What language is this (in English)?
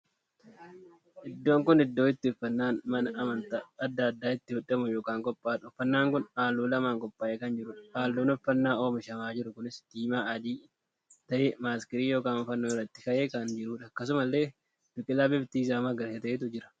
Oromo